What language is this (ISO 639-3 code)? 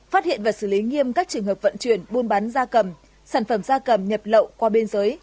vie